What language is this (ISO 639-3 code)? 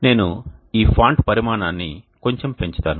tel